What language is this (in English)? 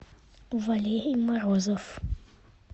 Russian